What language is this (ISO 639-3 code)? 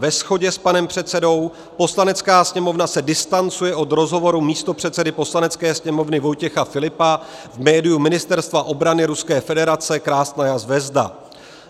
ces